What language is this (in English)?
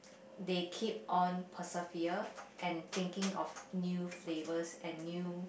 English